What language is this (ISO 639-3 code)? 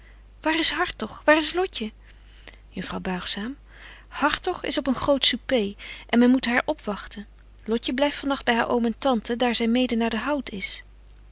nld